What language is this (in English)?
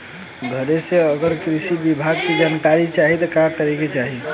Bhojpuri